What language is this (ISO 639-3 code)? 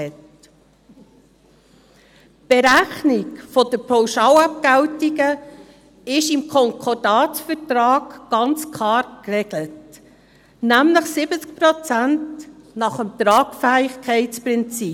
gsw